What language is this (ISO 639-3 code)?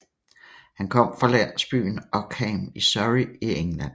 dan